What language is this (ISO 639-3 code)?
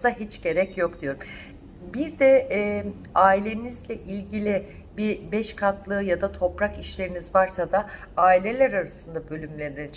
tur